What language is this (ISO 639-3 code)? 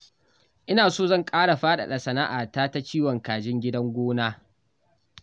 hau